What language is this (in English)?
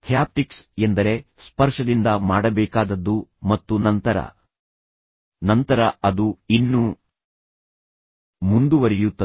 Kannada